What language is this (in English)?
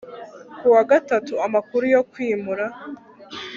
Kinyarwanda